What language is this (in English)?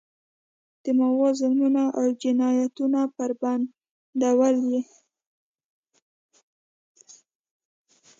Pashto